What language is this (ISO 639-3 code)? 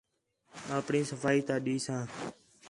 xhe